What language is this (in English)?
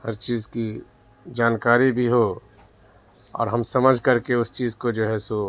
Urdu